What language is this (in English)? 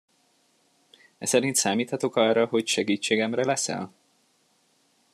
Hungarian